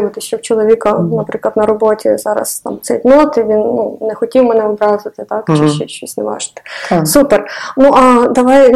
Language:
Ukrainian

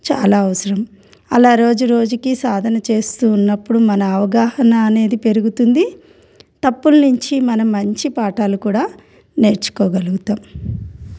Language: Telugu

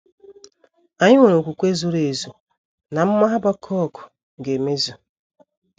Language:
Igbo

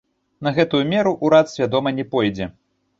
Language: Belarusian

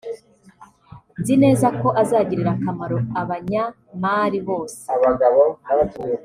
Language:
Kinyarwanda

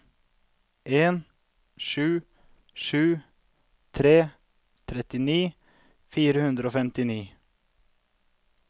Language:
Norwegian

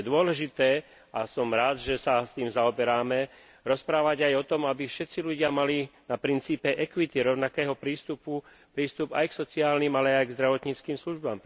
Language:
Slovak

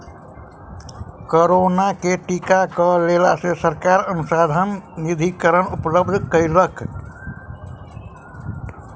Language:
Maithili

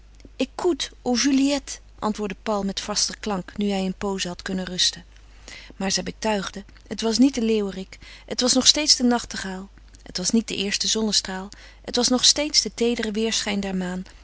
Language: Dutch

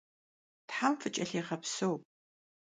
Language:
Kabardian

